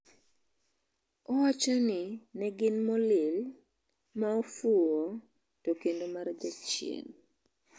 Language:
Luo (Kenya and Tanzania)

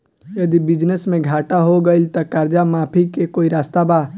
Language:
Bhojpuri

